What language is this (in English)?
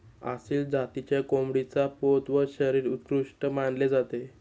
Marathi